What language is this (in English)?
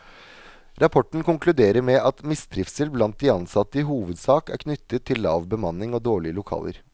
Norwegian